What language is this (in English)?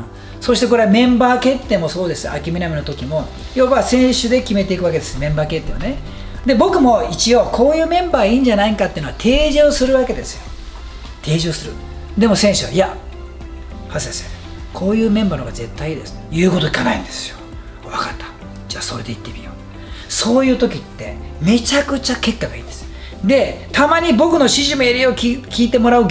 Japanese